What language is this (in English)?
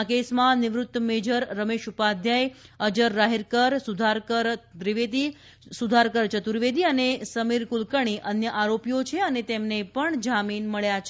Gujarati